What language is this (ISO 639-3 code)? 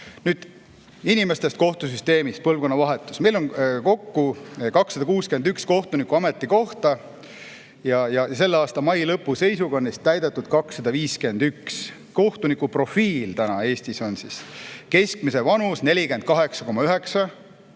est